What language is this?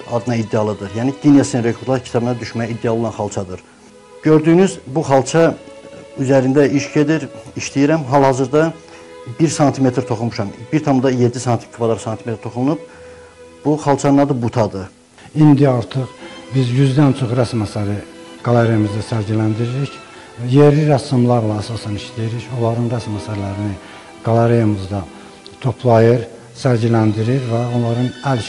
Turkish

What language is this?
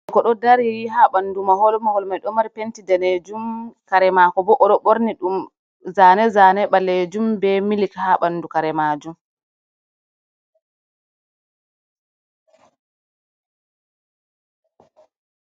Fula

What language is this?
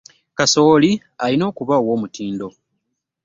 Ganda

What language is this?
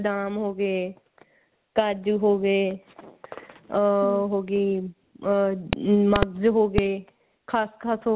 Punjabi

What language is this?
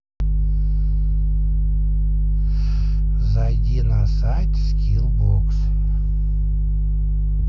Russian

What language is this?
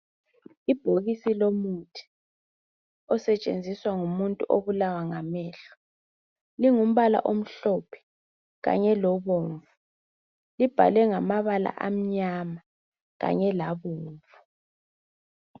North Ndebele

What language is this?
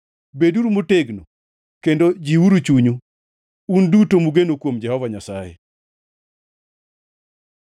Luo (Kenya and Tanzania)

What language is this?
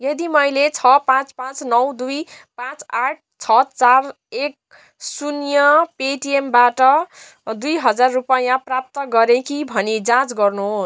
Nepali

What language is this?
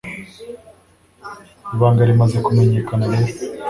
Kinyarwanda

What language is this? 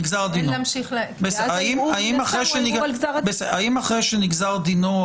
Hebrew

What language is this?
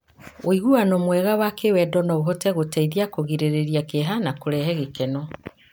Kikuyu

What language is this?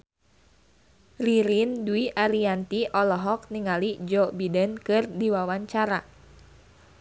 Sundanese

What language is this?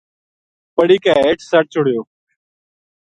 Gujari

